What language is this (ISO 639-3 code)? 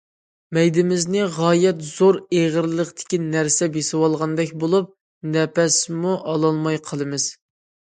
uig